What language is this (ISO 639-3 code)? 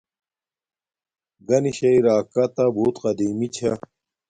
dmk